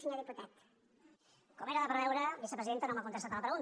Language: Catalan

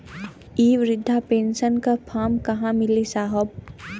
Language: Bhojpuri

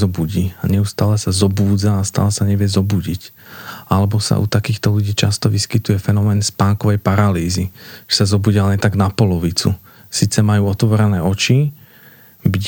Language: Slovak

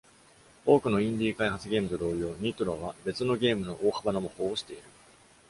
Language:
Japanese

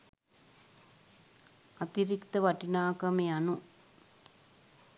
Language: Sinhala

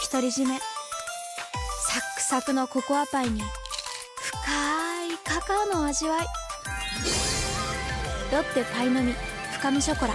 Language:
Japanese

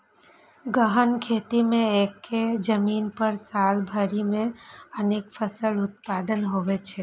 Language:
Maithili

